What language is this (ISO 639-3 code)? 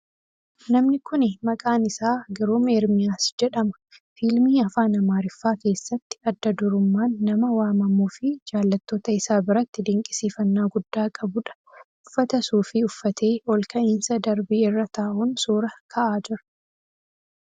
orm